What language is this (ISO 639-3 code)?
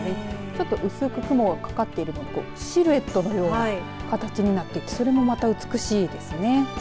jpn